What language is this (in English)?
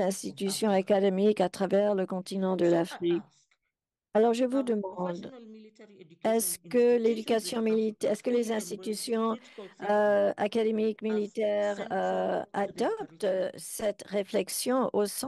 French